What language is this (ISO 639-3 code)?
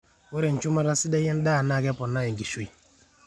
mas